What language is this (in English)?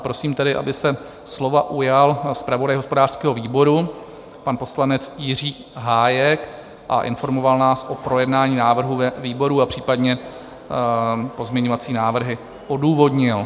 Czech